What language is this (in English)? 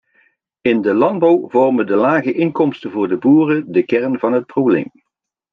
Dutch